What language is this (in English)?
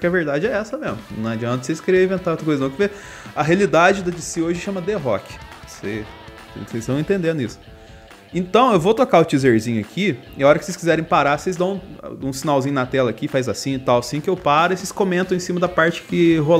Portuguese